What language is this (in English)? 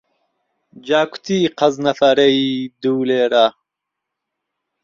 Central Kurdish